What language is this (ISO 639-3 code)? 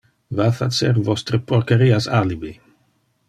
ina